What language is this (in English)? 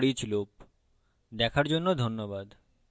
Bangla